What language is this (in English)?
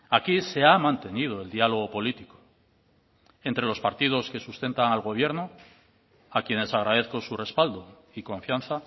Spanish